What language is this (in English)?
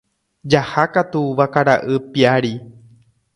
Guarani